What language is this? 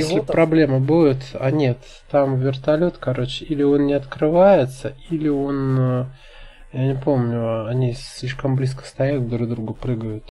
Russian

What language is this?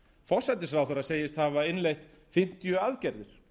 Icelandic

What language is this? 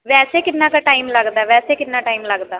Punjabi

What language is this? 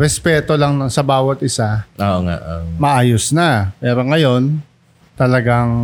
Filipino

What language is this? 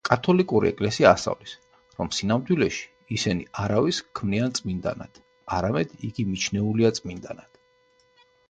Georgian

